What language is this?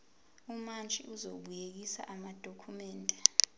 Zulu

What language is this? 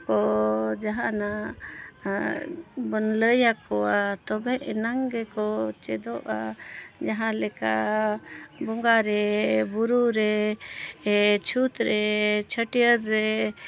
Santali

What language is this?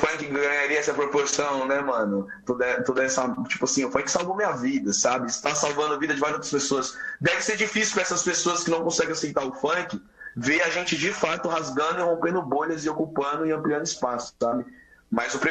Portuguese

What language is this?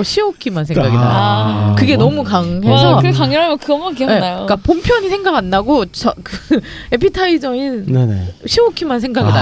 Korean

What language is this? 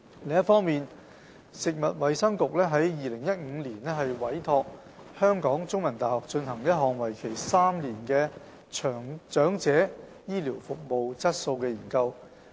Cantonese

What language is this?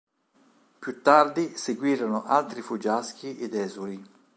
Italian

